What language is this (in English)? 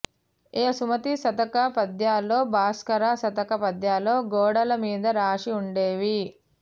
Telugu